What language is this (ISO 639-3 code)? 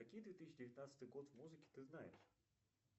rus